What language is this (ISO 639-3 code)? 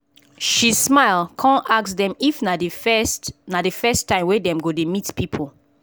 pcm